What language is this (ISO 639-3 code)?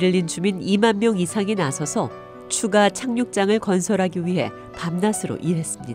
kor